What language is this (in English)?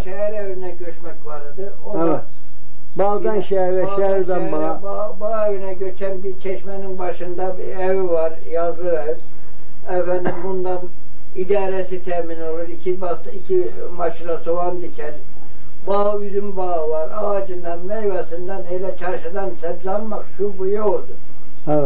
Turkish